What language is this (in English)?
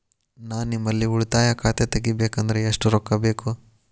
Kannada